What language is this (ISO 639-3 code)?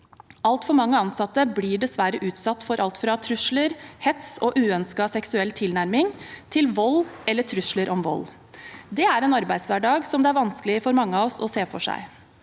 nor